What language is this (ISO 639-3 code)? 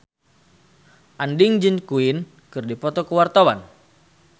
sun